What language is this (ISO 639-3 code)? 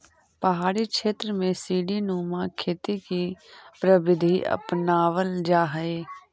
mag